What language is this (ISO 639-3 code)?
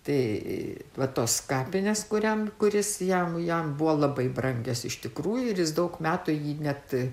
lit